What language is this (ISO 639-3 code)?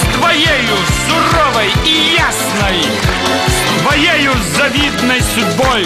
rus